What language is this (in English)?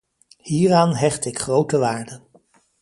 Dutch